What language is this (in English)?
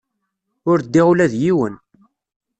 Kabyle